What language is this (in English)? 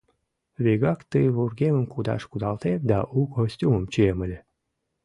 Mari